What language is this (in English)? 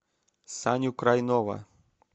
Russian